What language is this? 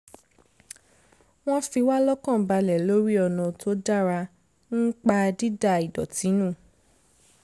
Yoruba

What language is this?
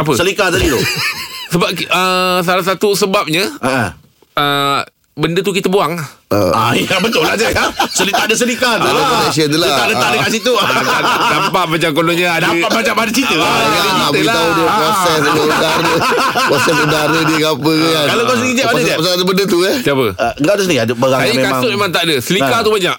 Malay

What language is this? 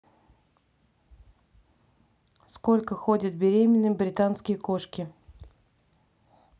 Russian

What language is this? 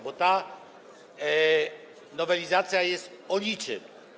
Polish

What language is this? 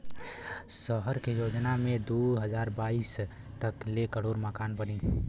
Bhojpuri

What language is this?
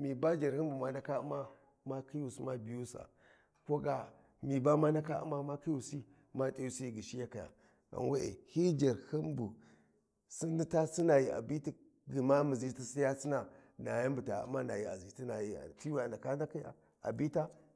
Warji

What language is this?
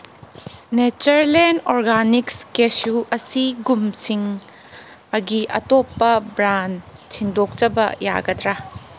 Manipuri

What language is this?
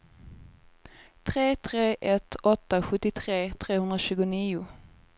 Swedish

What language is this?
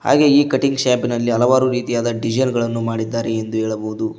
Kannada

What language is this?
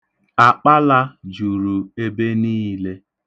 Igbo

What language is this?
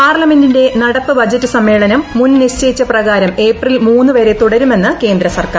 Malayalam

